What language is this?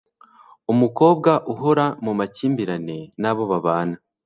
Kinyarwanda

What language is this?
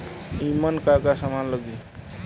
Bhojpuri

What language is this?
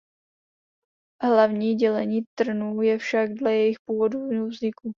Czech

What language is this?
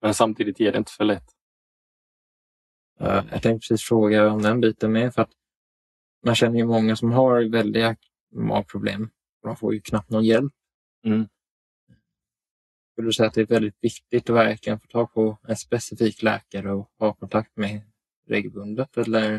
Swedish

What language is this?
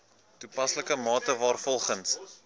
Afrikaans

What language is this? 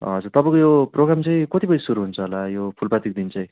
Nepali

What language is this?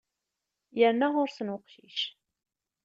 Kabyle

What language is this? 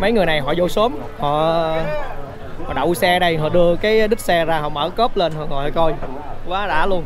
Vietnamese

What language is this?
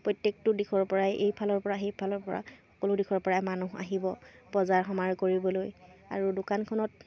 Assamese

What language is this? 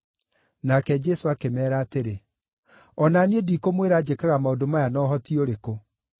Kikuyu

